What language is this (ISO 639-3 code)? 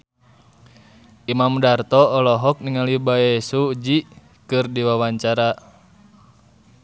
sun